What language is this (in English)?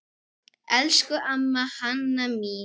Icelandic